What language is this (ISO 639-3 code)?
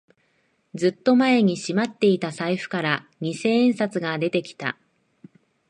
jpn